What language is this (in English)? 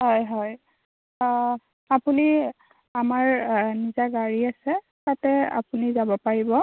Assamese